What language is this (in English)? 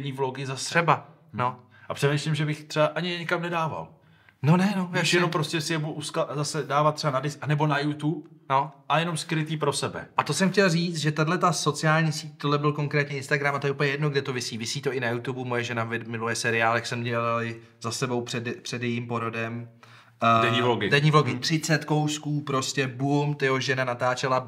Czech